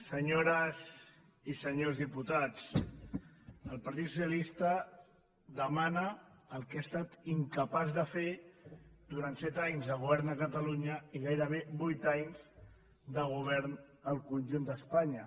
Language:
Catalan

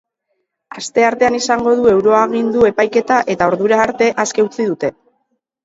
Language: Basque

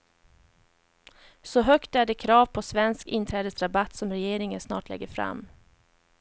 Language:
Swedish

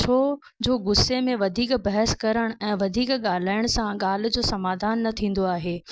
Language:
Sindhi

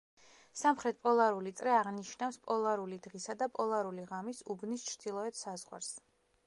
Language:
Georgian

